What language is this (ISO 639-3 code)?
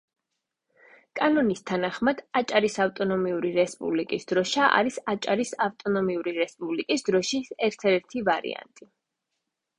kat